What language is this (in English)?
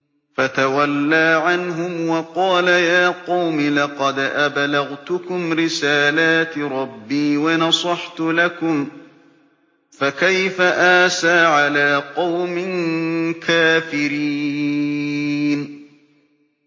Arabic